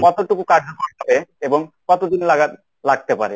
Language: Bangla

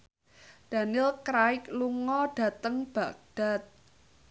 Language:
Javanese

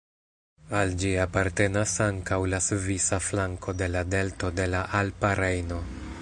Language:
Esperanto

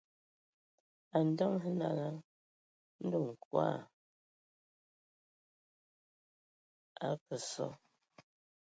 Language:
Ewondo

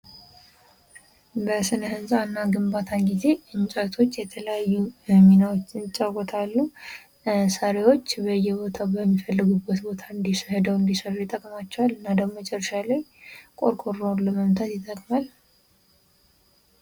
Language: Amharic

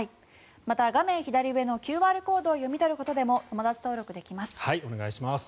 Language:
Japanese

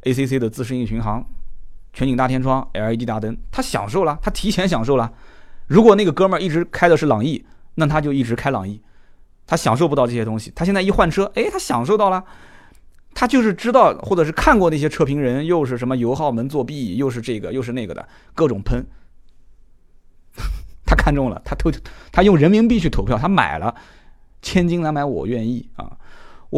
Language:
Chinese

